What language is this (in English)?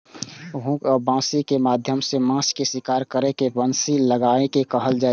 Maithili